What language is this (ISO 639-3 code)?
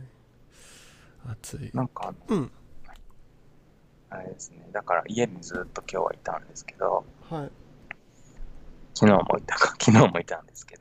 jpn